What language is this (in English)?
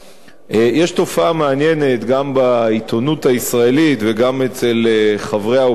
Hebrew